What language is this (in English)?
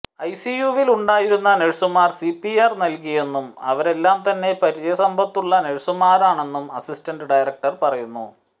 Malayalam